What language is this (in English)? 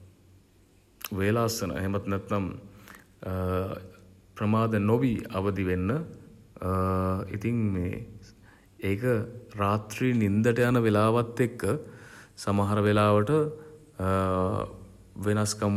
Sinhala